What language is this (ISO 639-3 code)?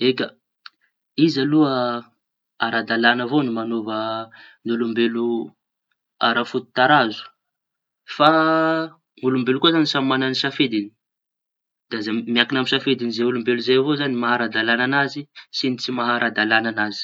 txy